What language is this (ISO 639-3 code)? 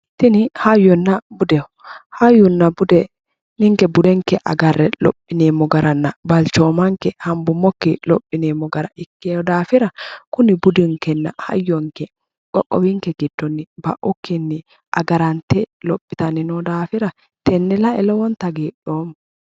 sid